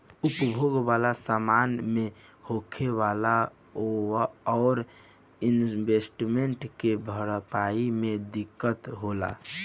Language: Bhojpuri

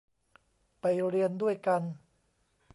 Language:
Thai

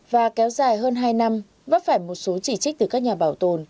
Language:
Vietnamese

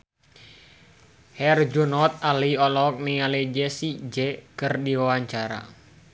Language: Sundanese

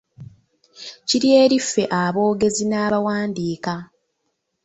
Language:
Ganda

